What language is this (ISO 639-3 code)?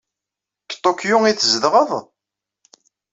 kab